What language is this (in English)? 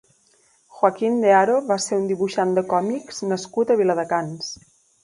Catalan